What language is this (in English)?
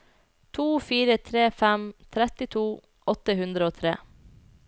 Norwegian